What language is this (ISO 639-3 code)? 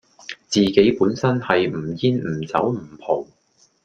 yue